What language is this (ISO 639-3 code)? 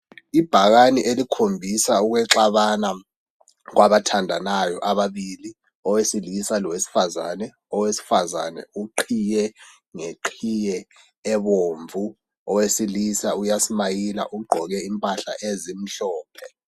nde